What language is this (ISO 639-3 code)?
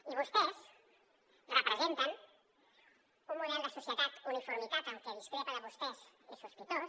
cat